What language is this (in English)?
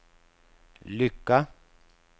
Swedish